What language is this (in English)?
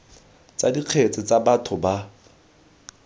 Tswana